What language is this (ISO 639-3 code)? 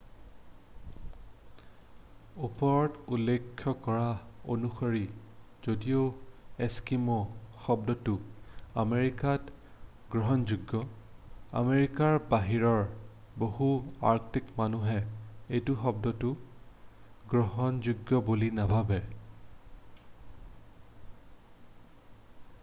asm